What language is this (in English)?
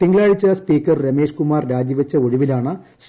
Malayalam